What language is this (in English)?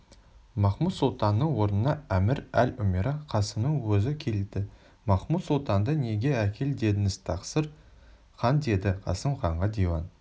Kazakh